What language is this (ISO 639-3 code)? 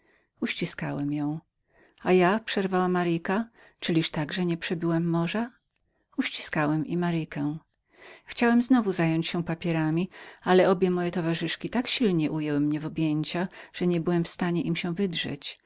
pol